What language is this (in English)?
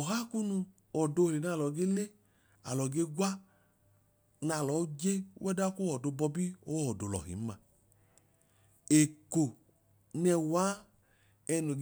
Idoma